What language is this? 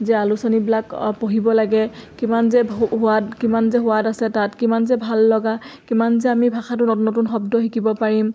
Assamese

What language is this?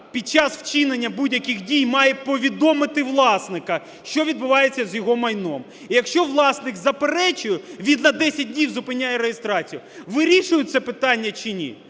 Ukrainian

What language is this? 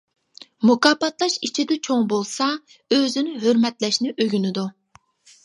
Uyghur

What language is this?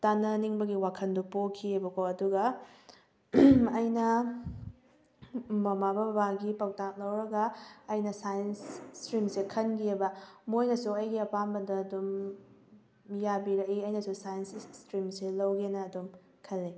Manipuri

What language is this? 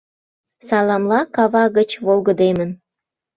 Mari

